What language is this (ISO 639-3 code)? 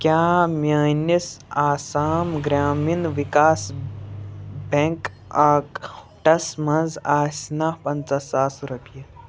kas